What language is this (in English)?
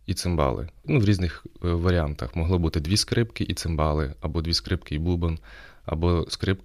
Ukrainian